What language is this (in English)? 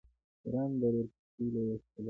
Pashto